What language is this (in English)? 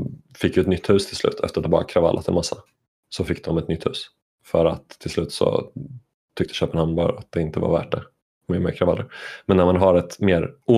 Swedish